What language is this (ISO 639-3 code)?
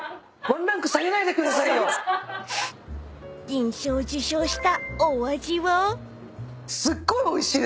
jpn